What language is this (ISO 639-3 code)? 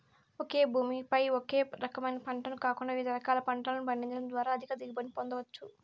tel